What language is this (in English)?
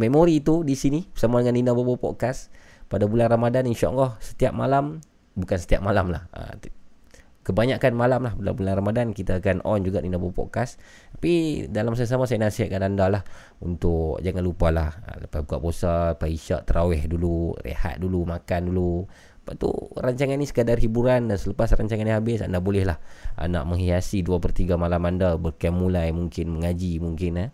Malay